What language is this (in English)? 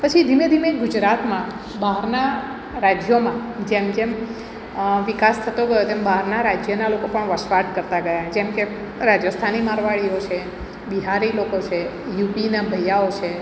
Gujarati